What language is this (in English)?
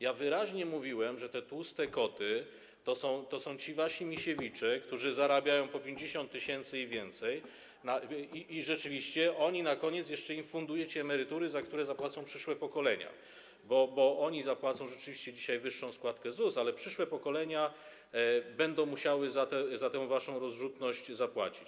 Polish